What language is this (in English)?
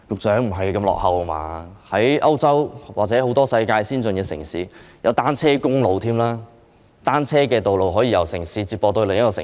Cantonese